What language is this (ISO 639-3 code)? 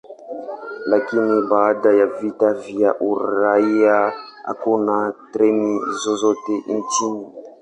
swa